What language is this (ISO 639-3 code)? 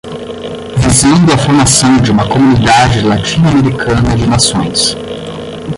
por